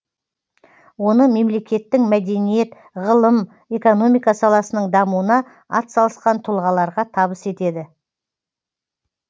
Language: Kazakh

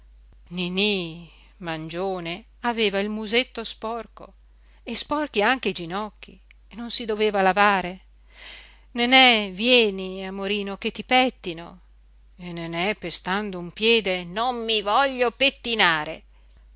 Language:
Italian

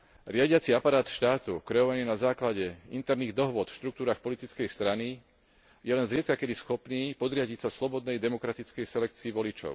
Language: Slovak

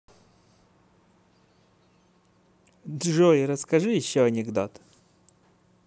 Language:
Russian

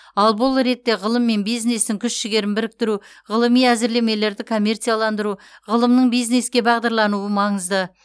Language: Kazakh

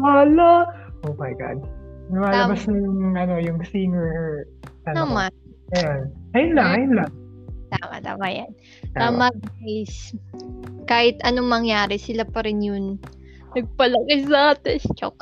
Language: Filipino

